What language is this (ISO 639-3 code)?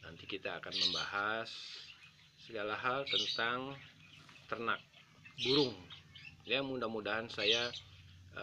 ind